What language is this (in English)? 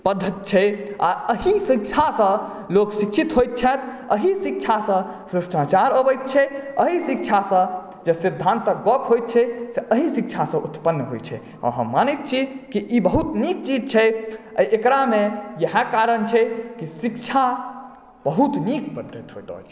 Maithili